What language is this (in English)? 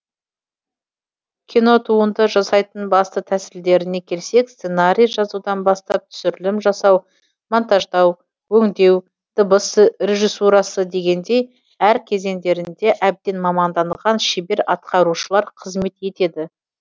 Kazakh